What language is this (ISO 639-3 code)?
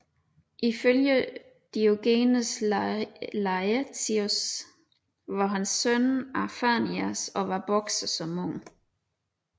dan